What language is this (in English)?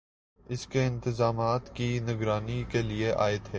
Urdu